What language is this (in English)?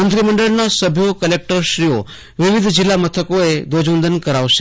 Gujarati